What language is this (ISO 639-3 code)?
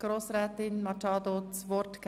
gsw